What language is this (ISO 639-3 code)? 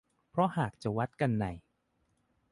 tha